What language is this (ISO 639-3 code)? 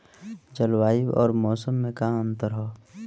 bho